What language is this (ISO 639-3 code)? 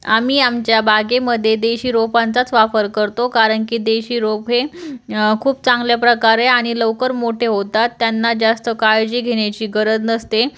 mar